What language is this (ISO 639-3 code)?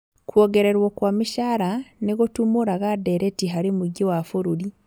kik